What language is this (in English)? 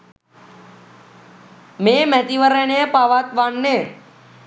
Sinhala